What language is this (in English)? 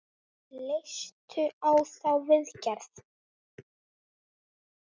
Icelandic